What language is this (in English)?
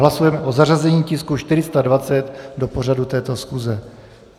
Czech